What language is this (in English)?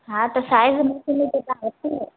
Sindhi